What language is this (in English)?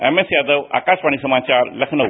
Hindi